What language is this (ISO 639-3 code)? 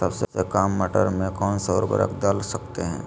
mag